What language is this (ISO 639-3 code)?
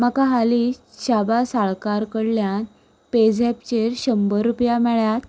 kok